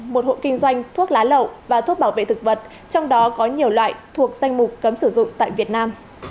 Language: Vietnamese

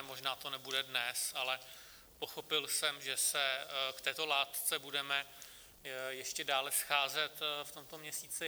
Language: Czech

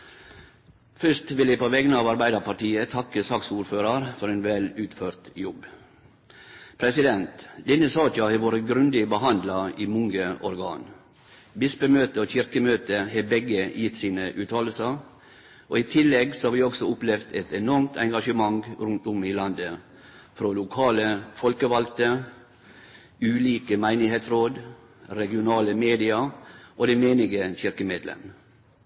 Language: Norwegian Nynorsk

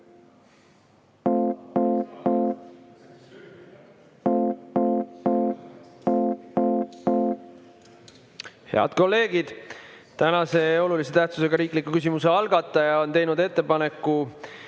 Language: Estonian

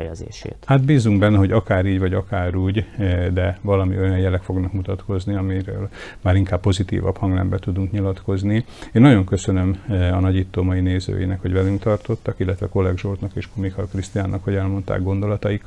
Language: Hungarian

